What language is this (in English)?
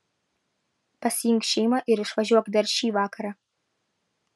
Lithuanian